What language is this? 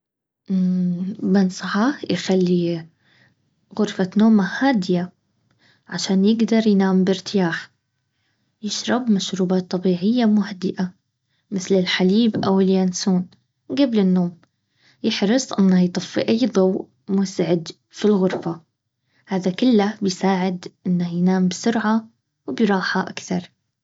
Baharna Arabic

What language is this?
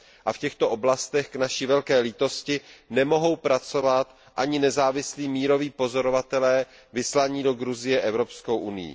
Czech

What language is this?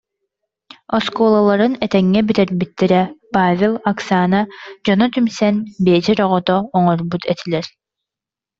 Yakut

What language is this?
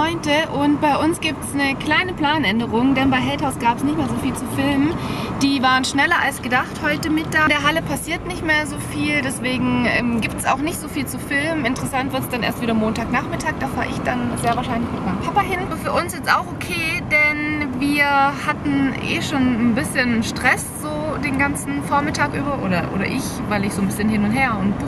German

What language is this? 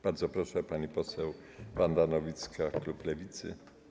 Polish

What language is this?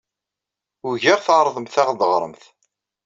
Kabyle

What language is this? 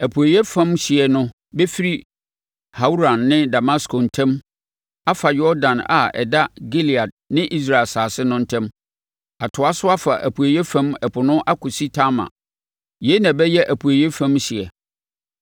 Akan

